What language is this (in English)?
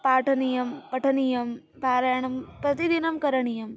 Sanskrit